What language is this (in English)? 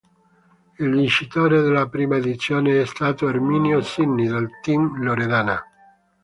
Italian